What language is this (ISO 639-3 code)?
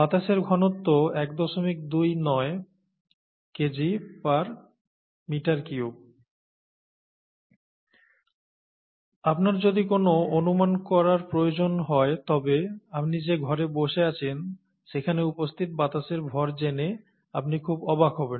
ben